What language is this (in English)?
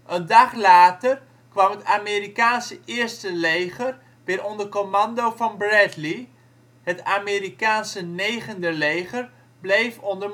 Dutch